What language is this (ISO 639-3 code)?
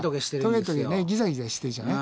jpn